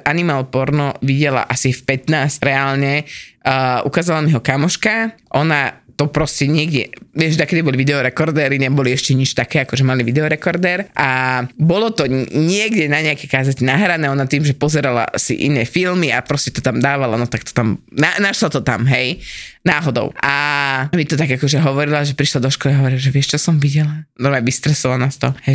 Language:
Slovak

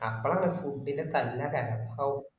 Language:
Malayalam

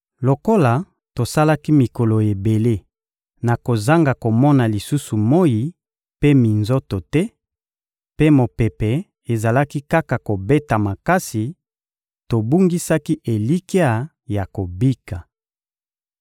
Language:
Lingala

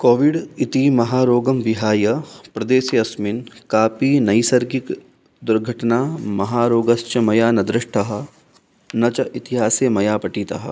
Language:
Sanskrit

